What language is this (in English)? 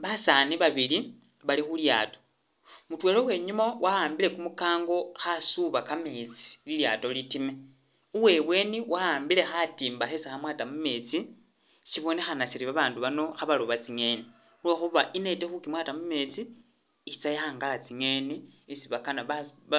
Masaaba